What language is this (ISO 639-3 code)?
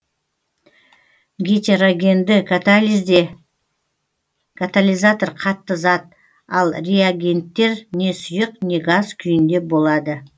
kaz